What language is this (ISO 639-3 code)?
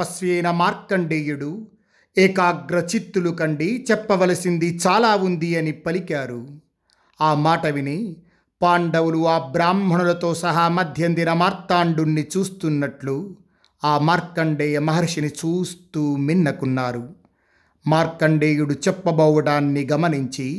tel